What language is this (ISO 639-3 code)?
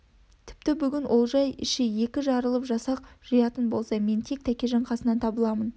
kaz